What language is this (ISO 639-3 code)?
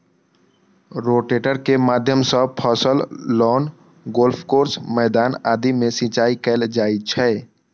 mai